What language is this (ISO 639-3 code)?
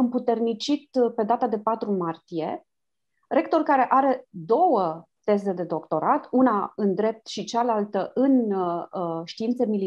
ron